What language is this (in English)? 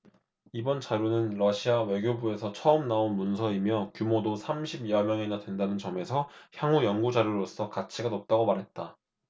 Korean